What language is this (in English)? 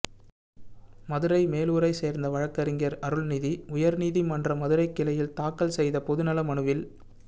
Tamil